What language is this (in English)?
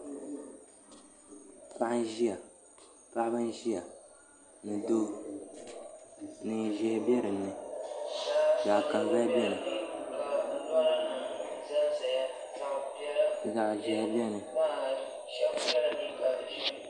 Dagbani